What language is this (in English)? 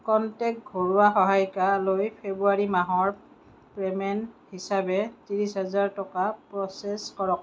Assamese